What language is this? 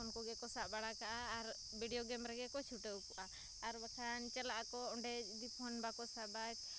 Santali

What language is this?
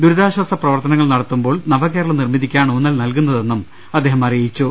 Malayalam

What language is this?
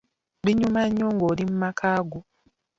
Ganda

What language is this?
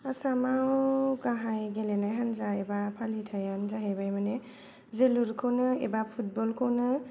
Bodo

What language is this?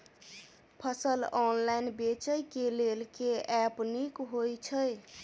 Maithili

